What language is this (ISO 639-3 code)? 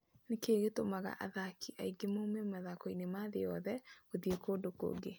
kik